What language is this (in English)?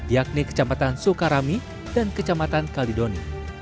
Indonesian